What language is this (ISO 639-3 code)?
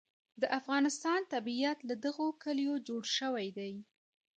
pus